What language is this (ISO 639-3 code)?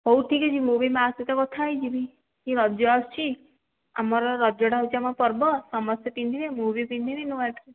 ori